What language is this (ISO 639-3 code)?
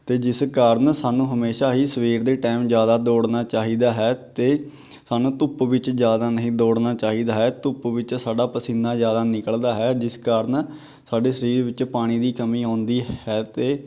pan